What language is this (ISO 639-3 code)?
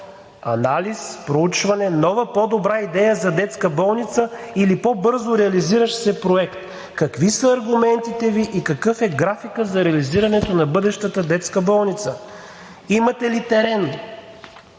bul